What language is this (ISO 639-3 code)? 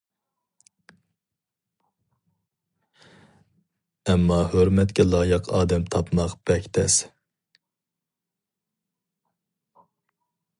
uig